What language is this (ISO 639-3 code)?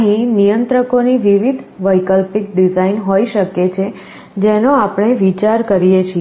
guj